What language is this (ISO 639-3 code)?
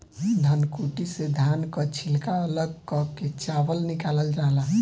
bho